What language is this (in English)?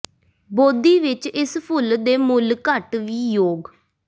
Punjabi